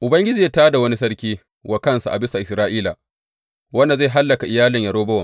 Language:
Hausa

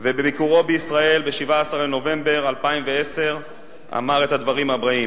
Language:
Hebrew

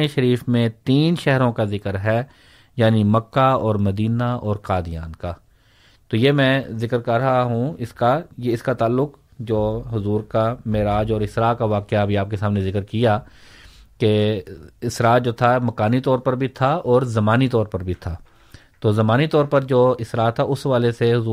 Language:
Urdu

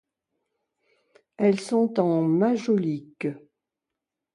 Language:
French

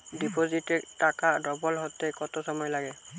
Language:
Bangla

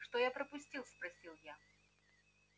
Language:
Russian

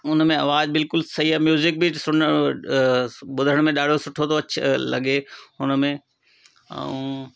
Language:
Sindhi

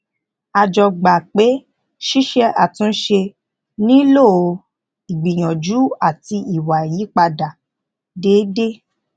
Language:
Yoruba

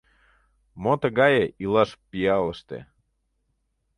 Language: Mari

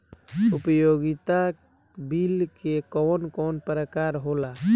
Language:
Bhojpuri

